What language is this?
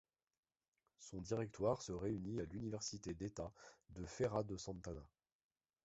French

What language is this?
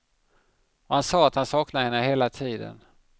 Swedish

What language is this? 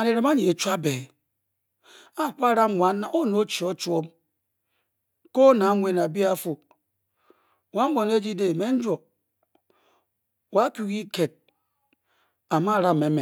Bokyi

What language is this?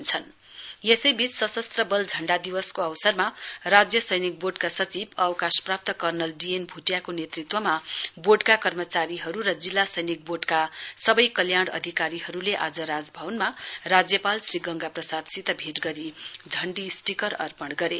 Nepali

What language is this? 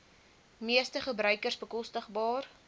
Afrikaans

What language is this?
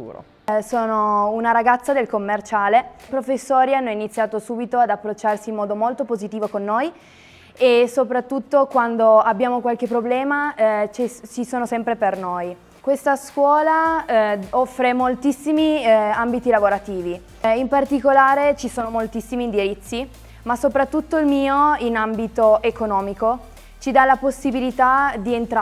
Italian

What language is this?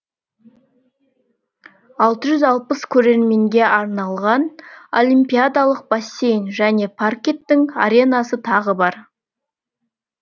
Kazakh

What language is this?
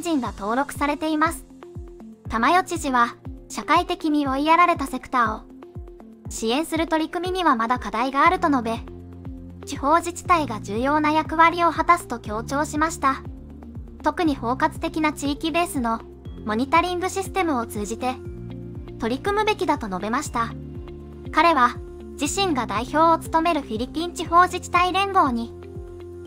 Japanese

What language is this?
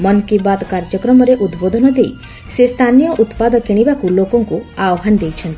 Odia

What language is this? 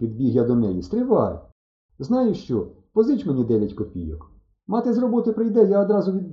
Ukrainian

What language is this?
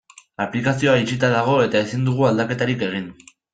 Basque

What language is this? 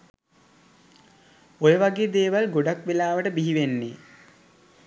Sinhala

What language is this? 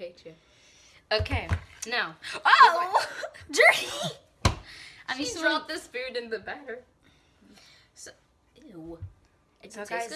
English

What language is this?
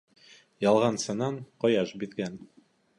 Bashkir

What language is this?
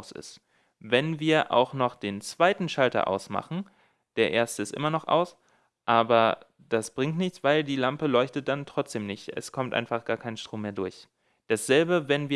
German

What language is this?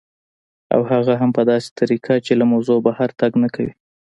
Pashto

